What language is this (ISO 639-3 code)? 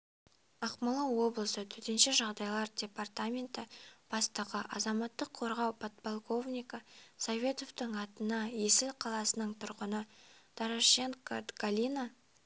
kaz